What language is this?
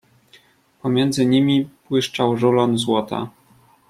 Polish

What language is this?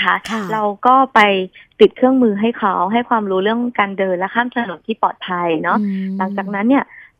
Thai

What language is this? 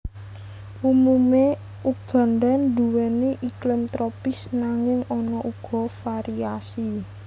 Javanese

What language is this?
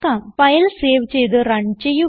Malayalam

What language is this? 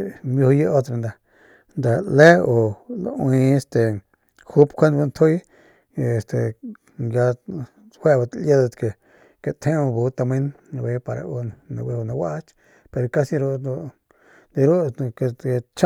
Northern Pame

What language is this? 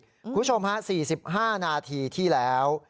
Thai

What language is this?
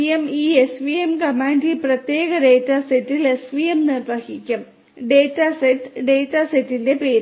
Malayalam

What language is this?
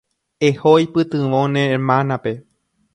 Guarani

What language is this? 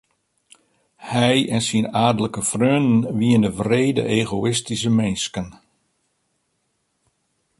Western Frisian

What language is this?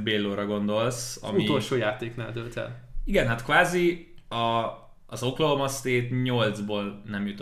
Hungarian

